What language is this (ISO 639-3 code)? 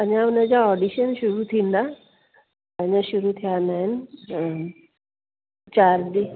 snd